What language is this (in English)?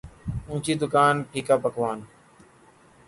Urdu